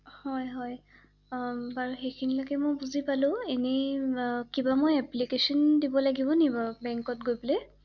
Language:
Assamese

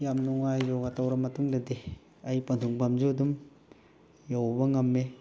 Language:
Manipuri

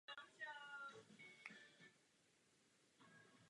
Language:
Czech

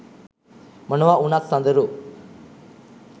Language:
Sinhala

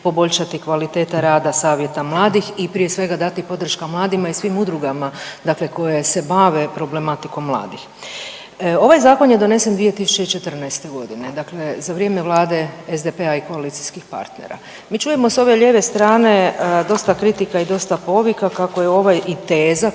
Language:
Croatian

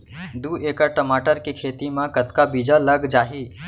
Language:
Chhattisgarhi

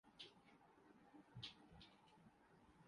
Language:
Urdu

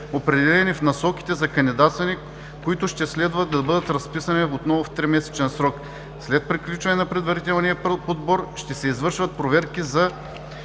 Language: Bulgarian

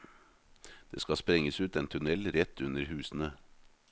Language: Norwegian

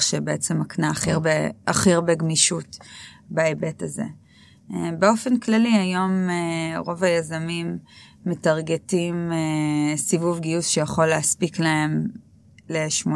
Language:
Hebrew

